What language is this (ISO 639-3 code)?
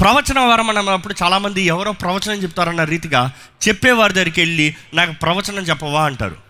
tel